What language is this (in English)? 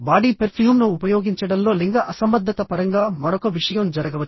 Telugu